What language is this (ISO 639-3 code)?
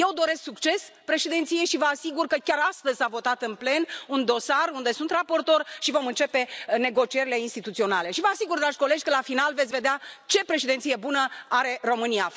ron